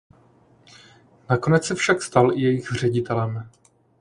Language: Czech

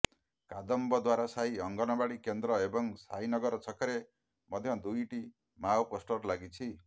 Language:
Odia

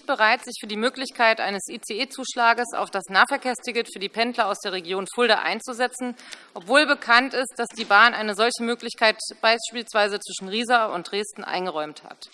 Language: German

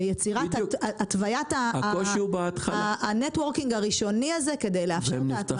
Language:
Hebrew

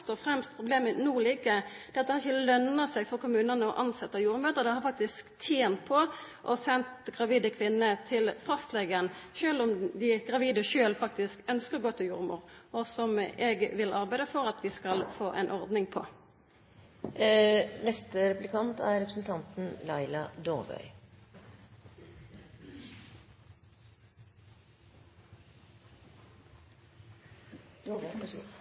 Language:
Norwegian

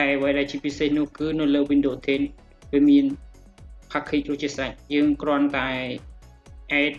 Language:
Thai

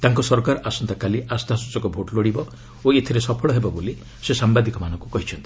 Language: Odia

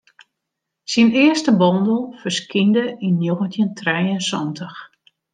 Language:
Western Frisian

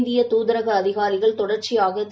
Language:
Tamil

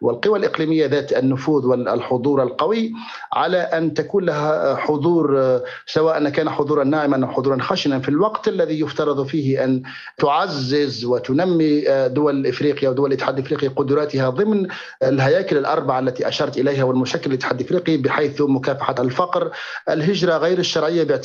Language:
Arabic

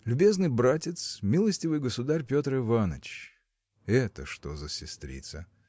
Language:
Russian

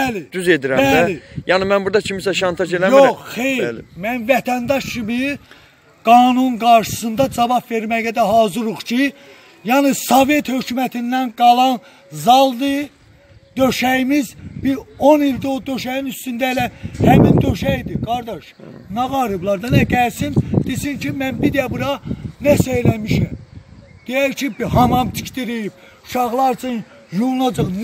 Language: Turkish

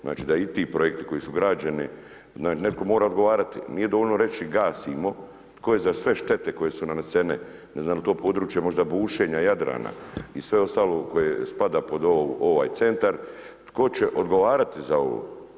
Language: Croatian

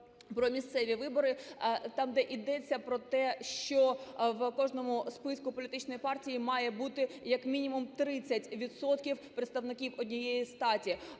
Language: Ukrainian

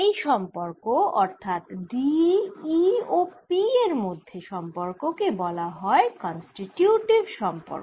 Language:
Bangla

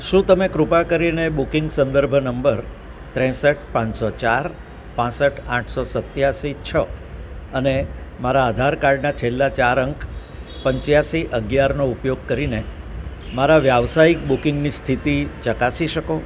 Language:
Gujarati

